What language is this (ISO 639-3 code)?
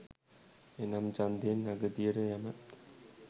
sin